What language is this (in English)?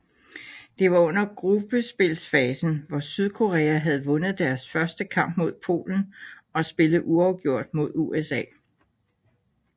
Danish